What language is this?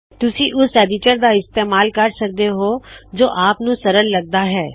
Punjabi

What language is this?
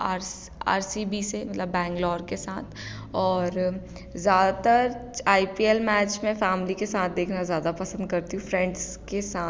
Hindi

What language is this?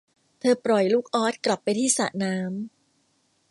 Thai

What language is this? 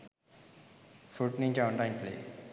Sinhala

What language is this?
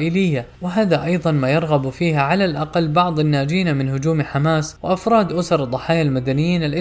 Arabic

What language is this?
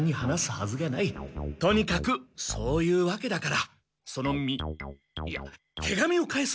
Japanese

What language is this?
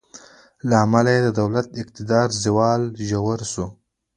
Pashto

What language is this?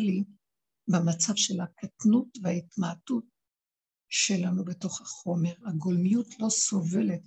Hebrew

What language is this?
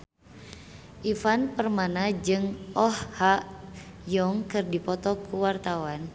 Sundanese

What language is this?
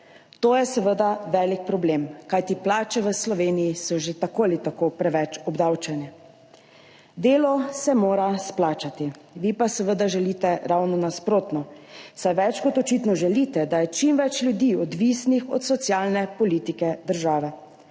Slovenian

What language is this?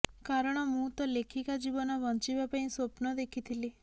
Odia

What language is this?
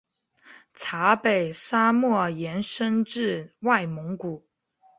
Chinese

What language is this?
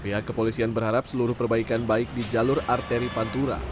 Indonesian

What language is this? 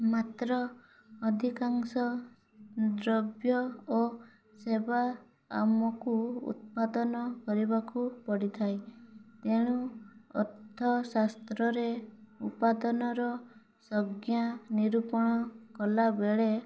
Odia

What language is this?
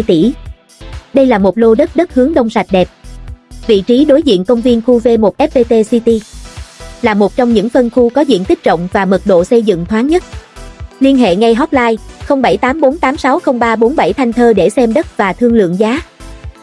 Vietnamese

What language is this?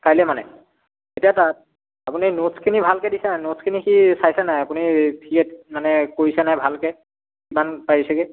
Assamese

